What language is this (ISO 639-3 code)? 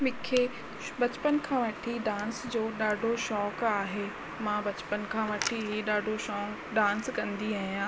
snd